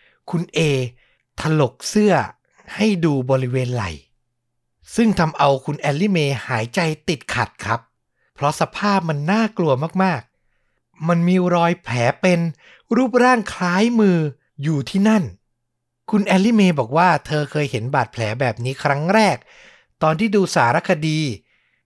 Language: Thai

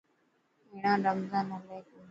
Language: Dhatki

